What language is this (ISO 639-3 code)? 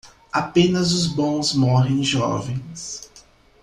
por